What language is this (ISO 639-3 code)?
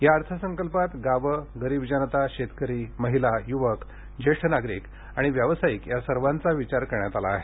mar